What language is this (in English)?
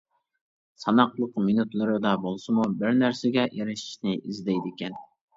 Uyghur